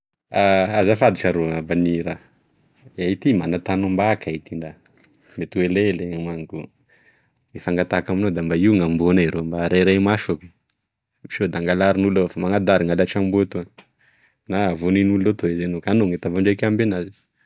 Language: Tesaka Malagasy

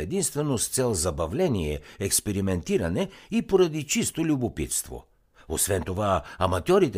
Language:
Bulgarian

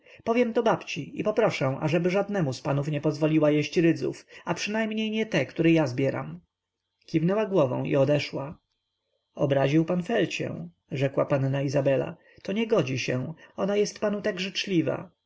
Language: Polish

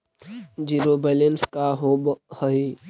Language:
Magahi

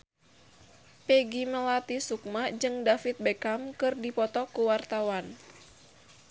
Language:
Sundanese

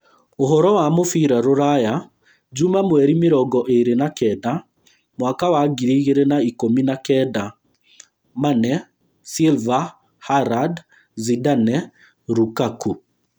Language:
Kikuyu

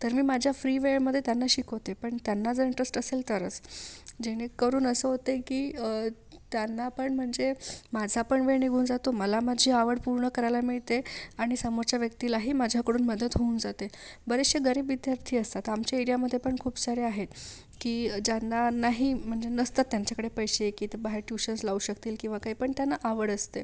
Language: Marathi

